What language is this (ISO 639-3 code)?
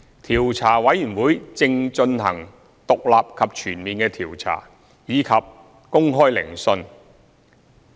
yue